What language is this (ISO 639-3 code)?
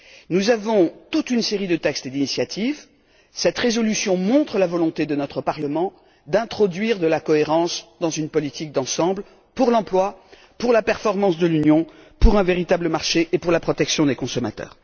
fra